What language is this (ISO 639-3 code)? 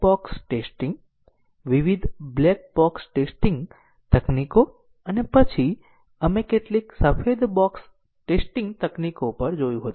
guj